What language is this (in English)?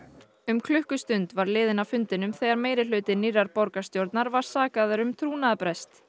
Icelandic